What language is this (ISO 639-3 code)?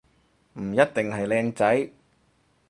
yue